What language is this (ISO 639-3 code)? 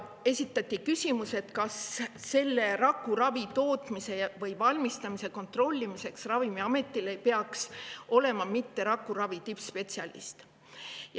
est